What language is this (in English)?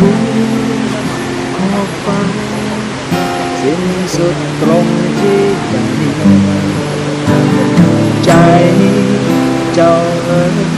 Thai